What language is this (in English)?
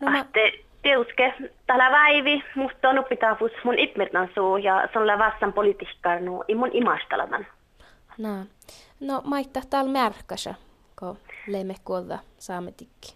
Finnish